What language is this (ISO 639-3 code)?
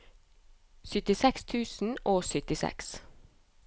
nor